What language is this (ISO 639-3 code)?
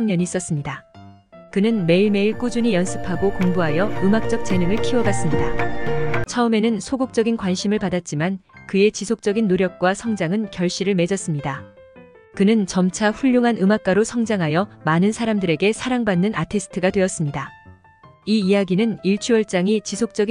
kor